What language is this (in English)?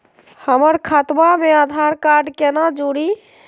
Magahi